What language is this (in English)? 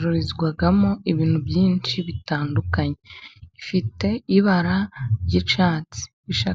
Kinyarwanda